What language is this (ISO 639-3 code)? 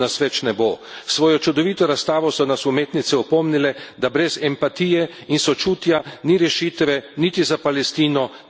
slv